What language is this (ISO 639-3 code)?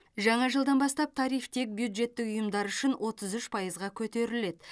kaz